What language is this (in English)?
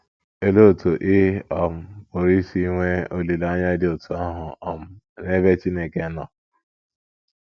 Igbo